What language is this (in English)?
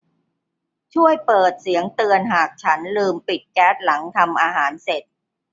Thai